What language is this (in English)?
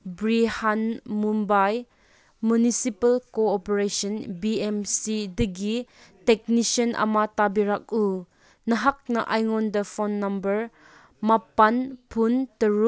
Manipuri